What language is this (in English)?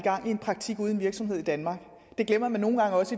Danish